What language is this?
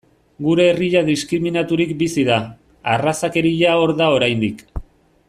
Basque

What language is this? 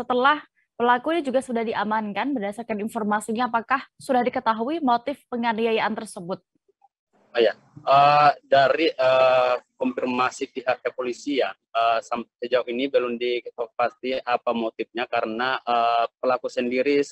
Indonesian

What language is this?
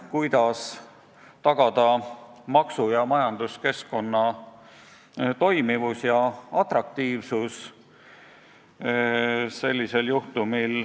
Estonian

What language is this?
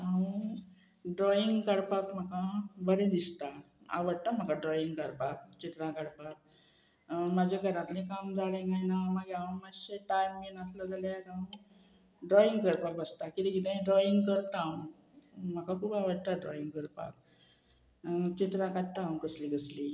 Konkani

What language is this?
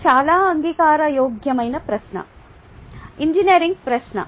Telugu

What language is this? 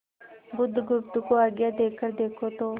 Hindi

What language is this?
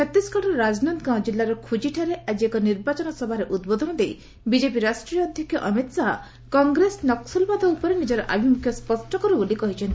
Odia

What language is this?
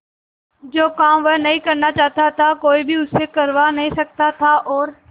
Hindi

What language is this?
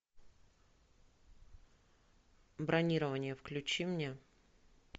Russian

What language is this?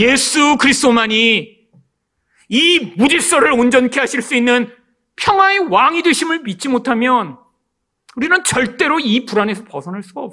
Korean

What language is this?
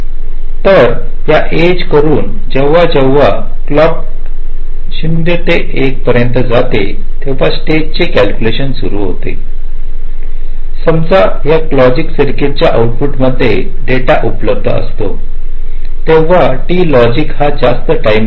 Marathi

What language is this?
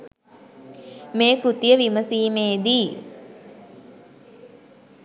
Sinhala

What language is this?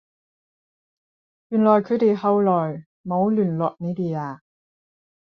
Cantonese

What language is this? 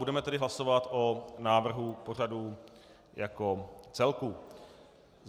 Czech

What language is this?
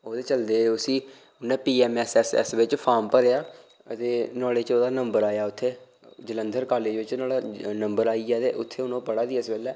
Dogri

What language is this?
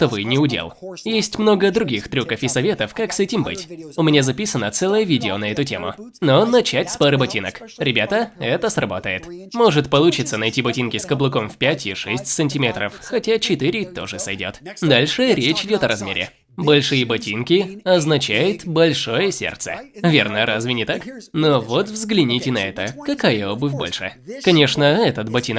Russian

